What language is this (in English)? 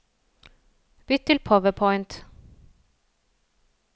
Norwegian